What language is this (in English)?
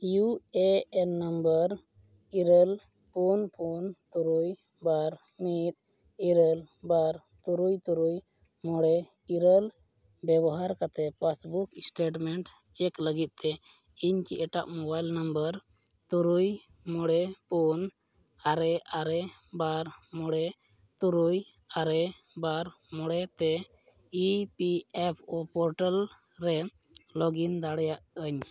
Santali